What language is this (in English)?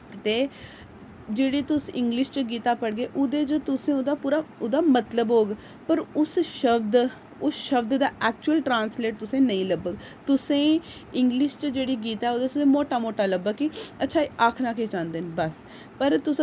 Dogri